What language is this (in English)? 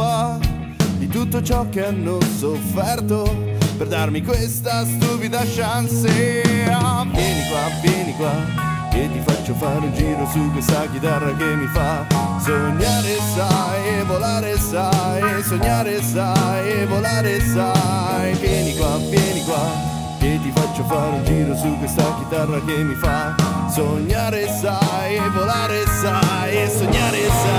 Italian